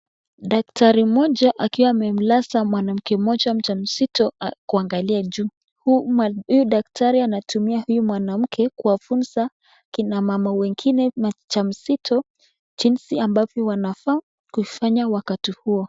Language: Swahili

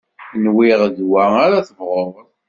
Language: Kabyle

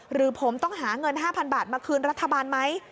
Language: Thai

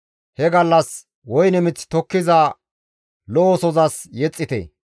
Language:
Gamo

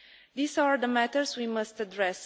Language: English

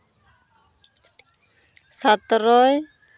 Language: Santali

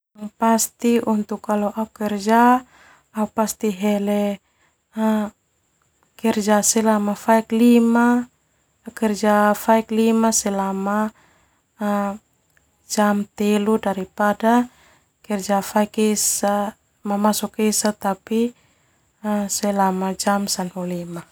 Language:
Termanu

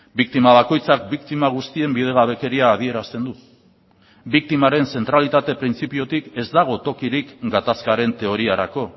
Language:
Basque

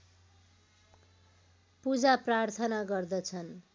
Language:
Nepali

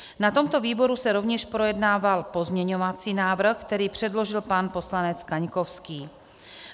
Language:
Czech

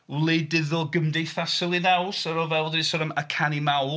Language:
Welsh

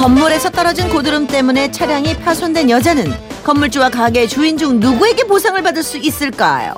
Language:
Korean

